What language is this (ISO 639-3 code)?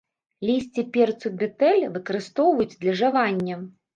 bel